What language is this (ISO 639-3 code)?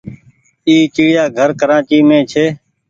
gig